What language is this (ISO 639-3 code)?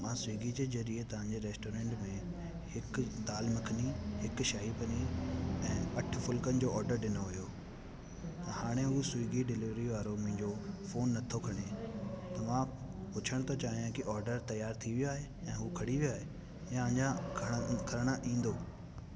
snd